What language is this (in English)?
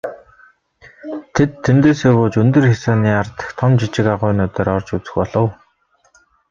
Mongolian